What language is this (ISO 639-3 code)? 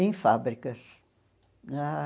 por